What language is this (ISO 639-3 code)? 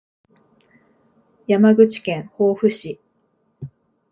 jpn